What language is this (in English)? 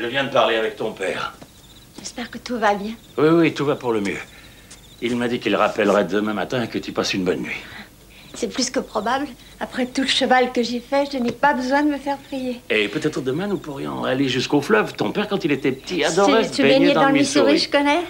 French